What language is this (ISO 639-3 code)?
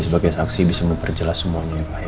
ind